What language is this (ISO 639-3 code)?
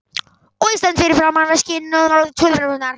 isl